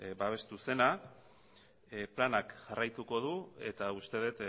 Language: Basque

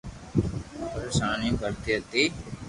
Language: Loarki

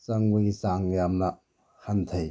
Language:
Manipuri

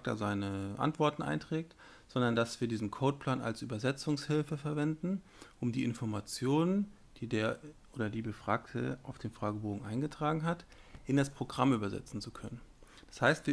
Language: German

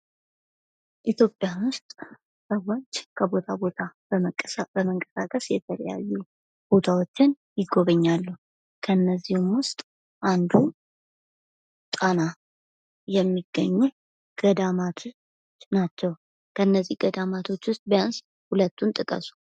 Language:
Amharic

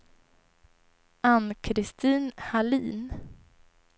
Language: Swedish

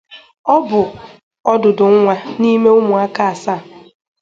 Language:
Igbo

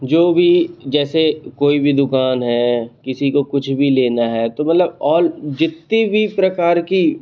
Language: Hindi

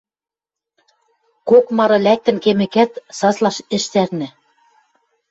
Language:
Western Mari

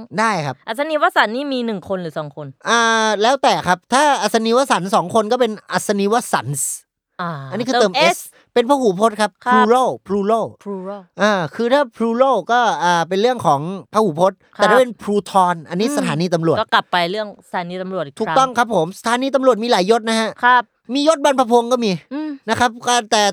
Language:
Thai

